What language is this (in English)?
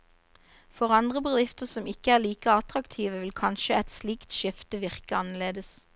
Norwegian